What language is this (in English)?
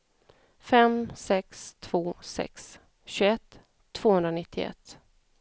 Swedish